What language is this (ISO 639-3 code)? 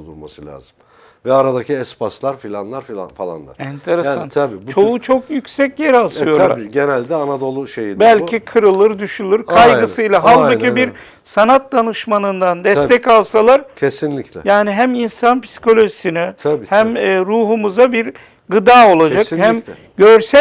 tur